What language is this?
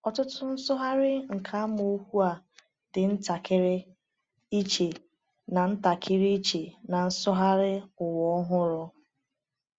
Igbo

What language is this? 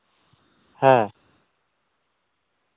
Santali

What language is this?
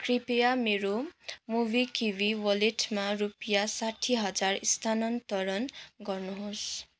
Nepali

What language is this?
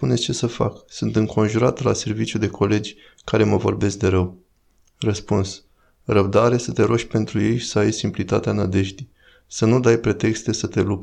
Romanian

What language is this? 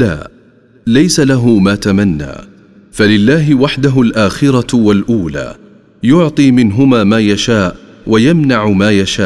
Arabic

